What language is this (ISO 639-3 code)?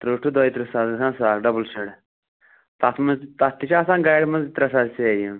kas